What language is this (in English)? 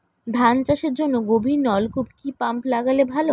Bangla